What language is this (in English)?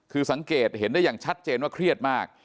Thai